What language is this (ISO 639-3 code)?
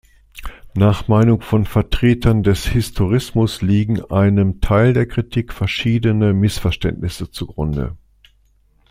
deu